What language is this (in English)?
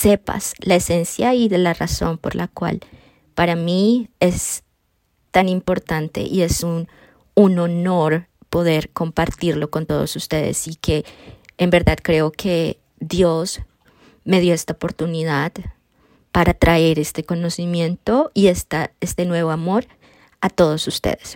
Spanish